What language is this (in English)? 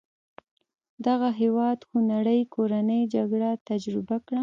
Pashto